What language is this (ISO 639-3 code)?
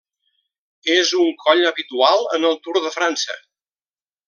cat